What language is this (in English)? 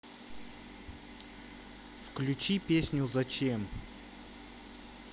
Russian